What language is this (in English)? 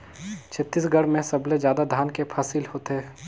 Chhattisgarhi